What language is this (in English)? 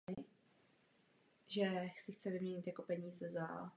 Czech